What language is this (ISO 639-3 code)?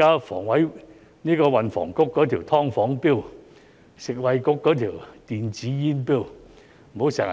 yue